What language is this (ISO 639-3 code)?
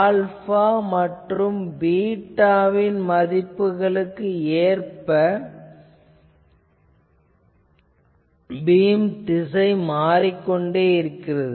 tam